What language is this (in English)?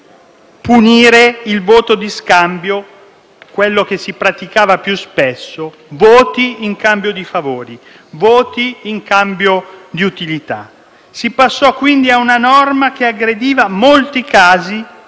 Italian